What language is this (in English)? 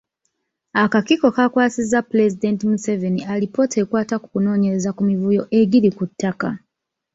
Ganda